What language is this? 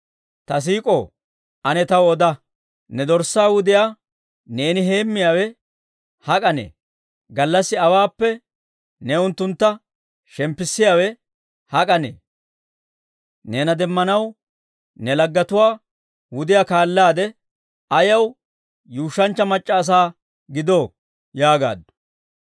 Dawro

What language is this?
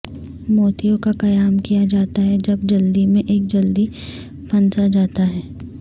Urdu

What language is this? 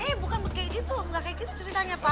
Indonesian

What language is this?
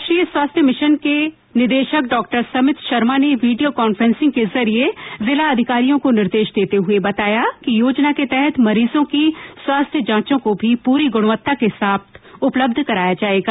Hindi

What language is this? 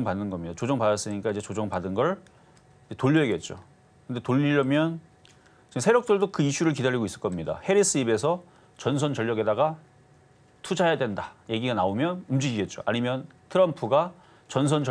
Korean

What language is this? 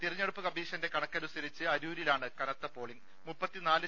Malayalam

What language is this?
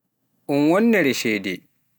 Pular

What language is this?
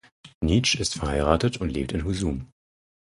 German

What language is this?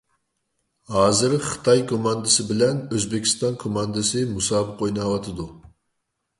Uyghur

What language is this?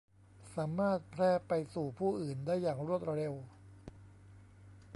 Thai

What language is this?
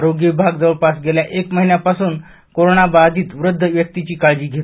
Marathi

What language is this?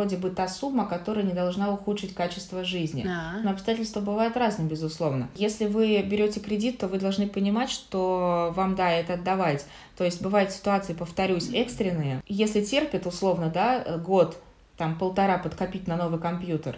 Russian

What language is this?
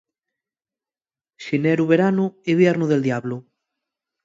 Asturian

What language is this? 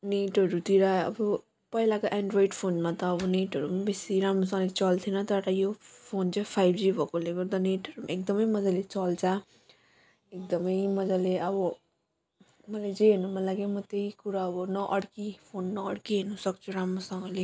Nepali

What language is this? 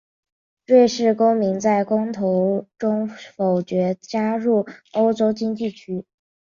Chinese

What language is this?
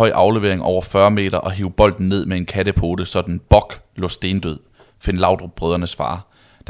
Danish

